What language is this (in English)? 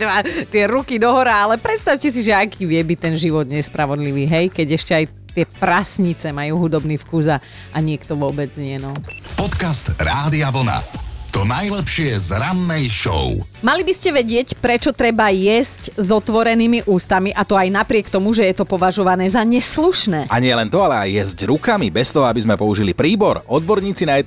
Slovak